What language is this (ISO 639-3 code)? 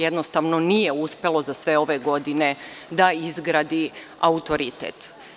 srp